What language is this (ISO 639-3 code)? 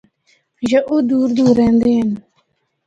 hno